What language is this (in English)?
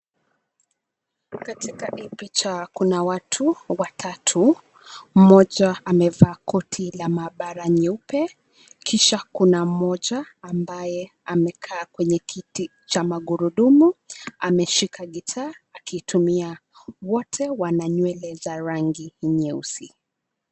Swahili